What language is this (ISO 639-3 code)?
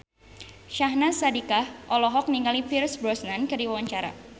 sun